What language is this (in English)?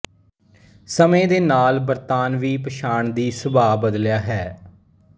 Punjabi